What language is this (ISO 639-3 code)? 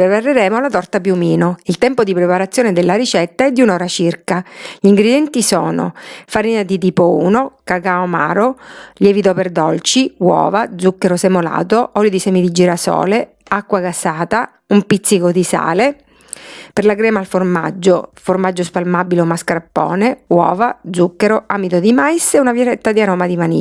ita